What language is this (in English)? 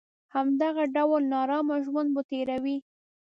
Pashto